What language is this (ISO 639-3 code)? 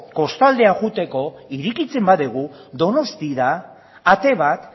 eus